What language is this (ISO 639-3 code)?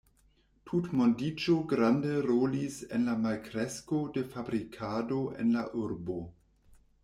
epo